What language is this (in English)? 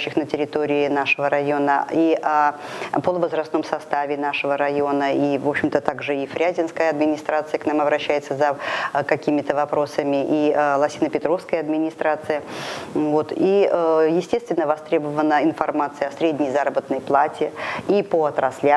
Russian